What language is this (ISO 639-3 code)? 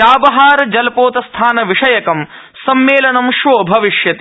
san